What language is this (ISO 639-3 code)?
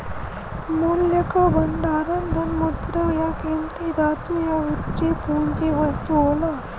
bho